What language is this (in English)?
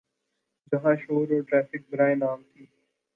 Urdu